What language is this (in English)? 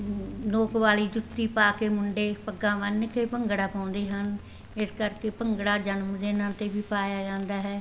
Punjabi